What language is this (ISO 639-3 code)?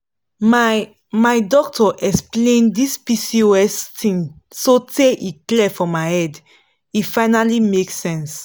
pcm